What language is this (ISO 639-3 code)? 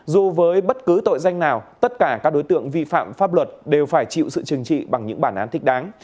vie